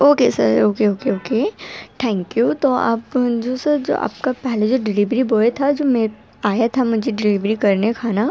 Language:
Urdu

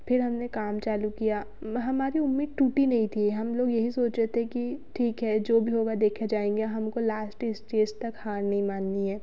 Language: Hindi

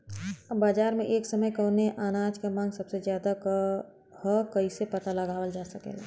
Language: Bhojpuri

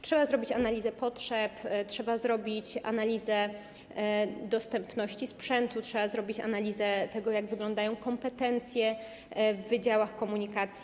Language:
Polish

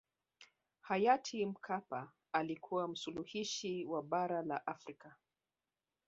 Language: Swahili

